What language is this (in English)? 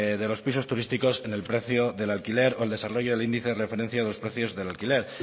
Spanish